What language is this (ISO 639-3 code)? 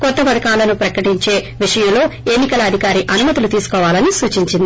tel